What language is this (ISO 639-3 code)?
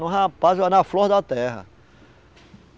por